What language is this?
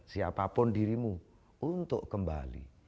Indonesian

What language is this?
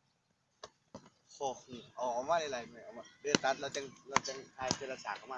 Thai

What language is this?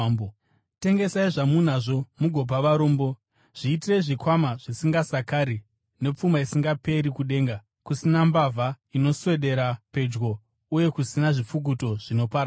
Shona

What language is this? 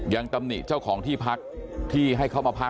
Thai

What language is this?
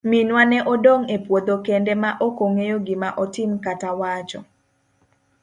Luo (Kenya and Tanzania)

